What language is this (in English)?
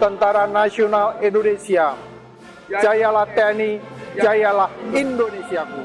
Indonesian